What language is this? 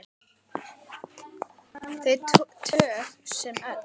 Icelandic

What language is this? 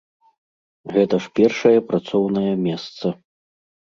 Belarusian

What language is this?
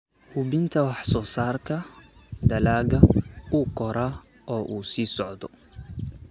Somali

